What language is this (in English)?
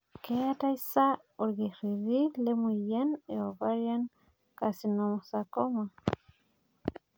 Masai